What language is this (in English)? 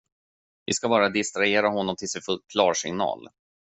Swedish